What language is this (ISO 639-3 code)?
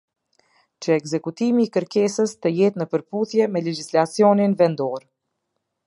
sqi